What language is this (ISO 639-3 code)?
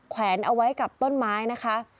tha